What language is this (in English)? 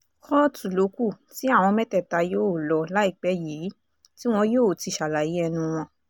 Yoruba